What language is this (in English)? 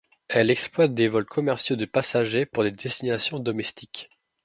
French